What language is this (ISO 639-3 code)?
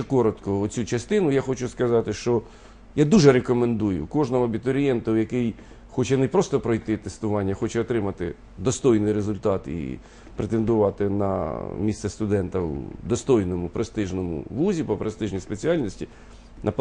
ukr